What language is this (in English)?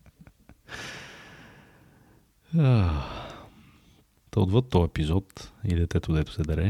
Bulgarian